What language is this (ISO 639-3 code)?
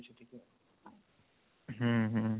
ori